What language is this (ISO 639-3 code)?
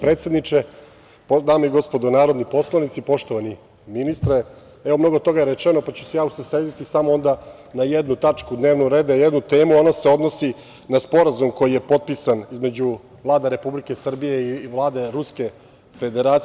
srp